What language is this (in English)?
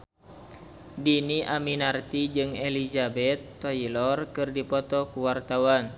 Sundanese